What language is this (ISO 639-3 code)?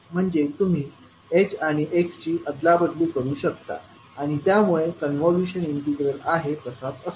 mar